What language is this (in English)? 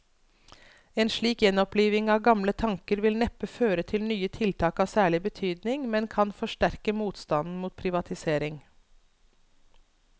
Norwegian